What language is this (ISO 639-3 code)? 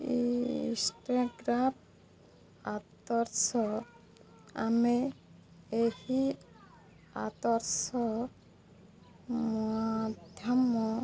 ori